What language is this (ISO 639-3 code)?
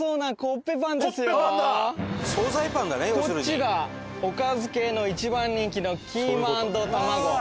jpn